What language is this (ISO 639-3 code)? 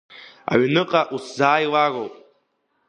abk